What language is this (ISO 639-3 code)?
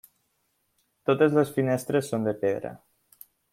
cat